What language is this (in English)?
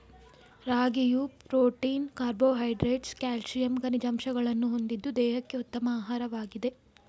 Kannada